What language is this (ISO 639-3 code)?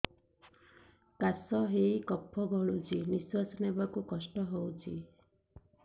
ori